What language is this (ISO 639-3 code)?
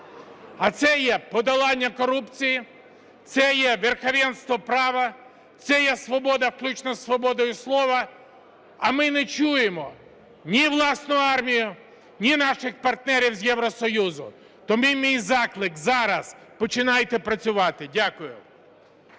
ukr